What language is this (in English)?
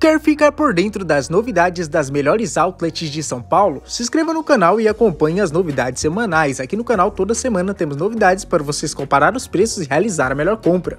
Portuguese